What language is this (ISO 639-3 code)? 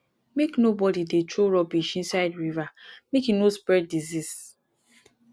pcm